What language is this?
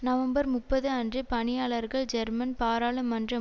Tamil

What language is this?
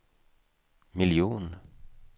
Swedish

